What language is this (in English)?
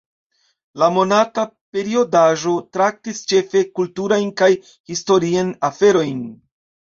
Esperanto